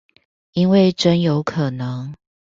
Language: Chinese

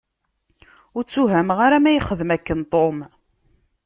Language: Kabyle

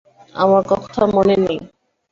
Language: Bangla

